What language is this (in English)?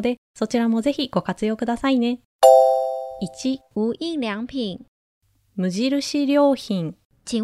Japanese